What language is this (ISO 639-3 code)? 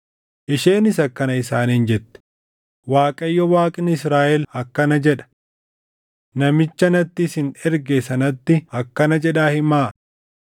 orm